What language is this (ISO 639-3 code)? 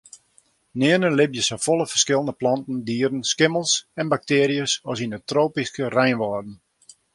fry